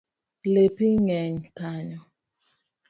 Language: Luo (Kenya and Tanzania)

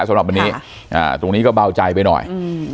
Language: Thai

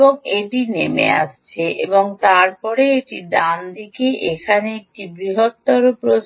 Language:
Bangla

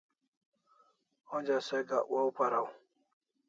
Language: Kalasha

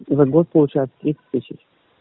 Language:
Russian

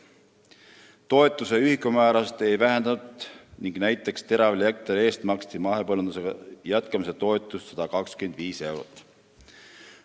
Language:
Estonian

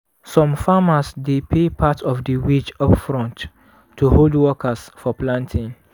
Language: Nigerian Pidgin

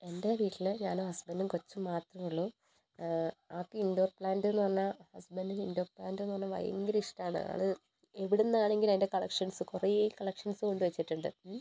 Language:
Malayalam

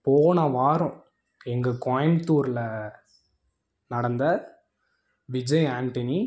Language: Tamil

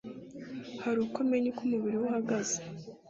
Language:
Kinyarwanda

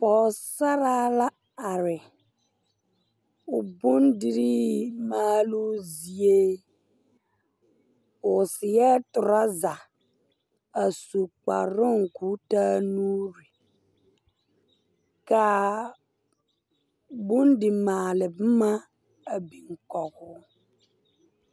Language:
Southern Dagaare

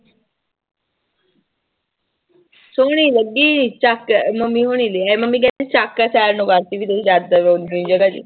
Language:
Punjabi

